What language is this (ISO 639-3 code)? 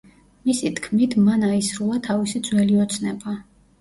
kat